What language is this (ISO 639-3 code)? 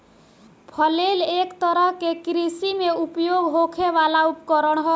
bho